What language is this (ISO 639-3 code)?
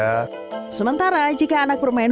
ind